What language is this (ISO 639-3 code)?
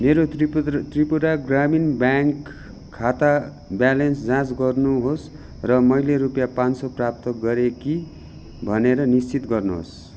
nep